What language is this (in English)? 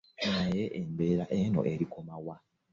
Ganda